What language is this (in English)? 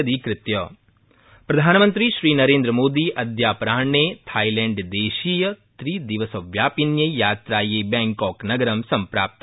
Sanskrit